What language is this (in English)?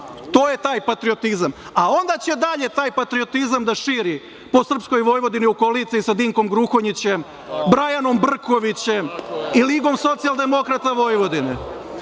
Serbian